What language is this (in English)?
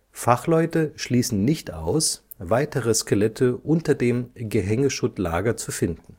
German